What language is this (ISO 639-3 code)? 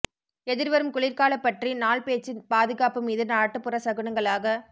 tam